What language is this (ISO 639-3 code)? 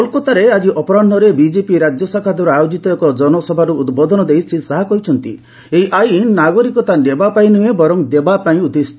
ori